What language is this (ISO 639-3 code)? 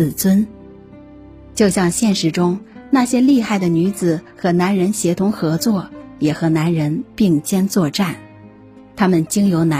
zho